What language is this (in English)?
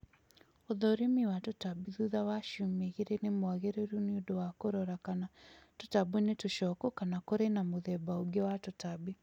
Kikuyu